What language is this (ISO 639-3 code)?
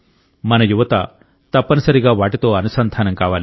tel